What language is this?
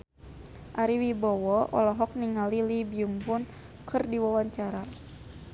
Sundanese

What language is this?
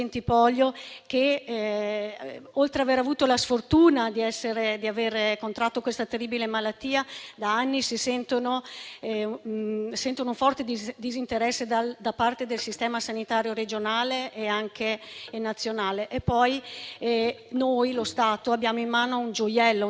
Italian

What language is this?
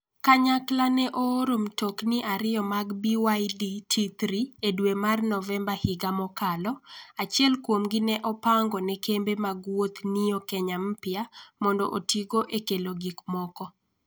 Luo (Kenya and Tanzania)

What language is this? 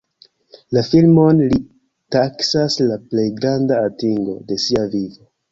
Esperanto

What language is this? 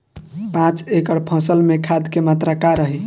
Bhojpuri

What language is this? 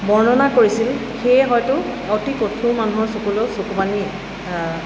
Assamese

